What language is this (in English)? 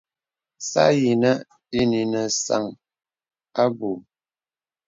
Bebele